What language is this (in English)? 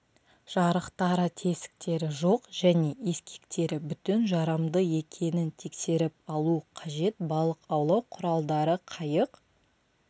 Kazakh